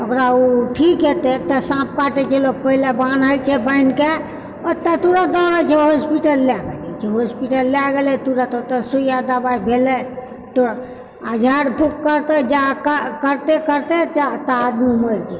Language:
Maithili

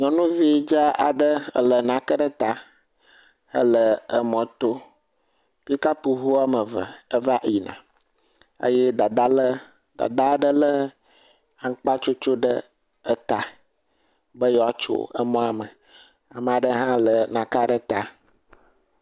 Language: Ewe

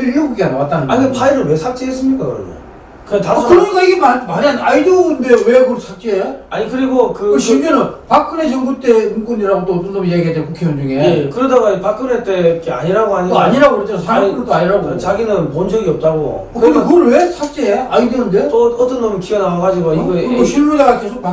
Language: Korean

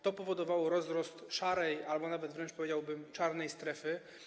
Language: Polish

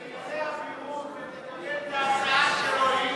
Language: Hebrew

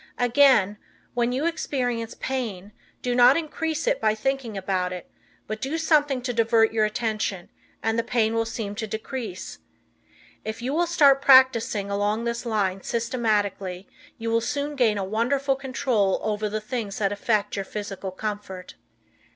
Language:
English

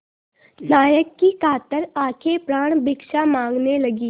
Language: Hindi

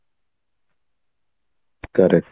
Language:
Odia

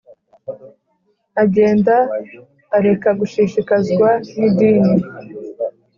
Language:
Kinyarwanda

